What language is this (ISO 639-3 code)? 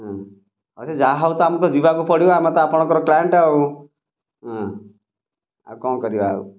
ori